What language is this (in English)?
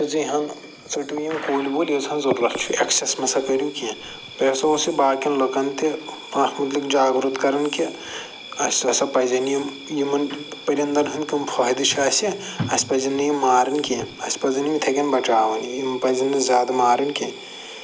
Kashmiri